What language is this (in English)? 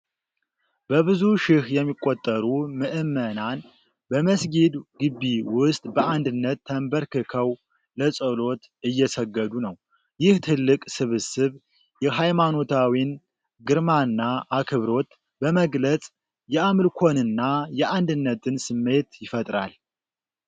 Amharic